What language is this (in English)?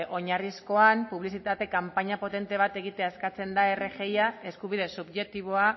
Basque